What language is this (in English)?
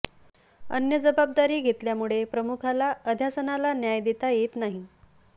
Marathi